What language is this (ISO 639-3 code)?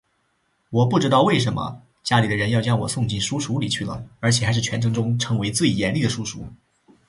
zho